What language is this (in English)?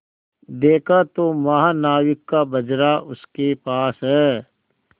Hindi